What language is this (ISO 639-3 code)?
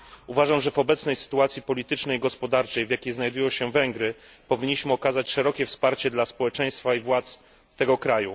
pol